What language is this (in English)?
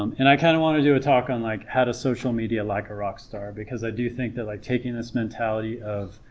English